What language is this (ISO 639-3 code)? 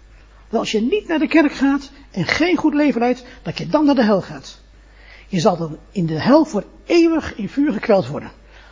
nld